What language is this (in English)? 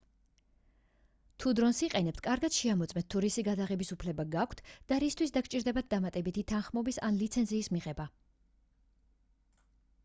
Georgian